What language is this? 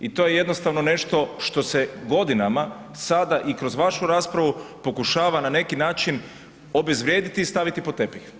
Croatian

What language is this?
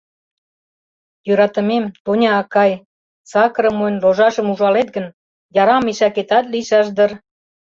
Mari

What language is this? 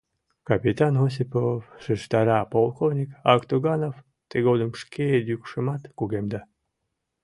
Mari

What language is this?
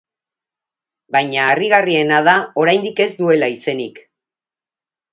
Basque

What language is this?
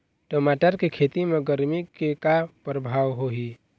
Chhattisgarhi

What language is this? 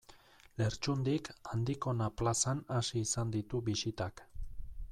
Basque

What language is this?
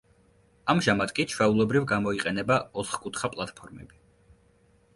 Georgian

